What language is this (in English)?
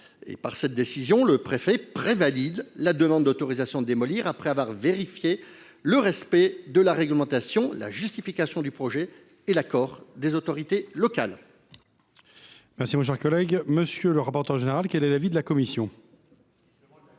French